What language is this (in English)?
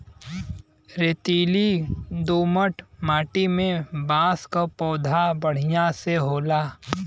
Bhojpuri